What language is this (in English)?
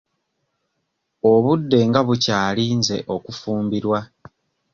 Ganda